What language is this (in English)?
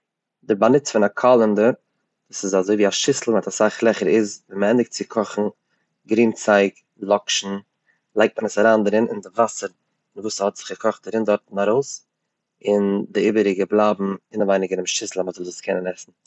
Yiddish